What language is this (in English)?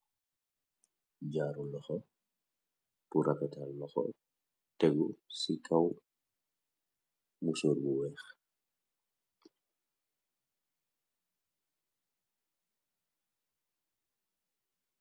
Wolof